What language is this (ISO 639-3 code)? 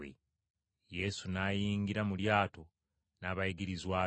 lug